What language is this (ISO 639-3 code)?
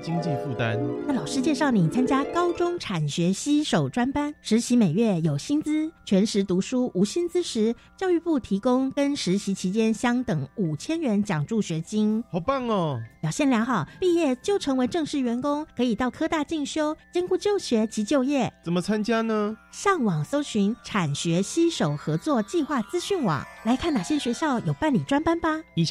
zho